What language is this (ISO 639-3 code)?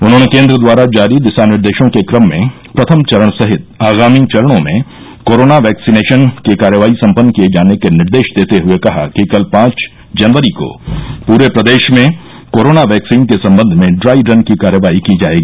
hin